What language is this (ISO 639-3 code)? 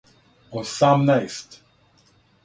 srp